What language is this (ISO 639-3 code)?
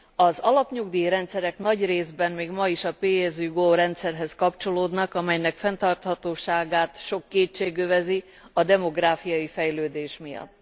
hun